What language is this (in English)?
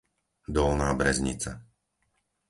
Slovak